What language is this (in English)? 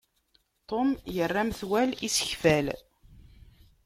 Kabyle